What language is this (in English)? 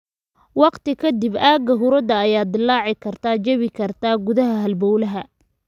Somali